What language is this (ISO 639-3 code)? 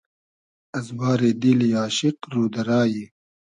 haz